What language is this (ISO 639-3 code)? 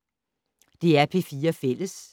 dan